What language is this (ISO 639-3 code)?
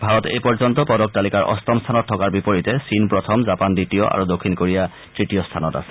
asm